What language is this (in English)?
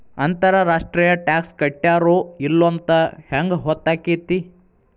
Kannada